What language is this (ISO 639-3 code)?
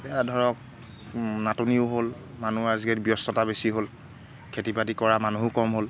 asm